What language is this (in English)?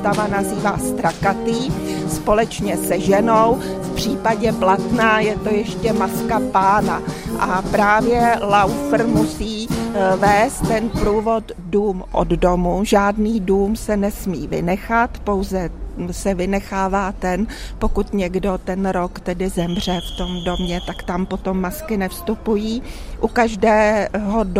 Czech